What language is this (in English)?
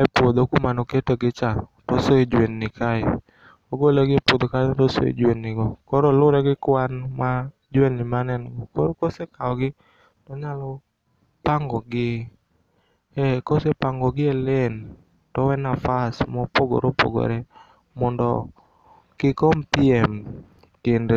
Luo (Kenya and Tanzania)